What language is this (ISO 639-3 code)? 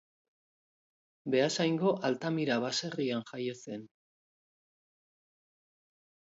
eus